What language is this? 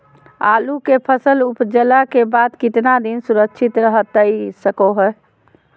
Magahi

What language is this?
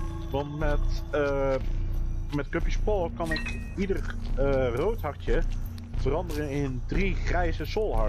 Dutch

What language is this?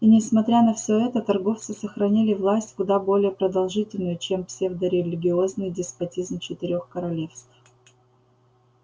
Russian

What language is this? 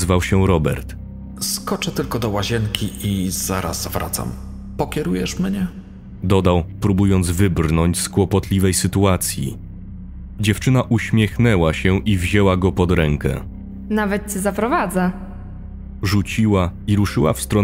Polish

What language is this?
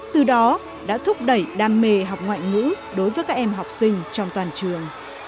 Vietnamese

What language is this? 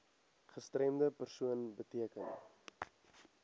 Afrikaans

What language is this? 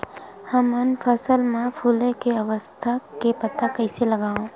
Chhattisgarhi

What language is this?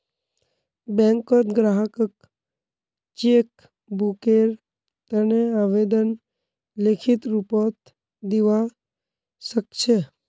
Magahi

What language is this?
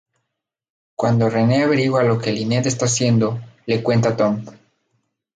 Spanish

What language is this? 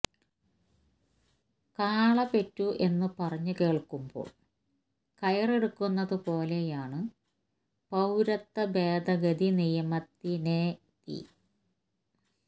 Malayalam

